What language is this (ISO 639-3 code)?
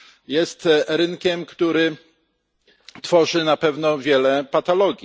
pol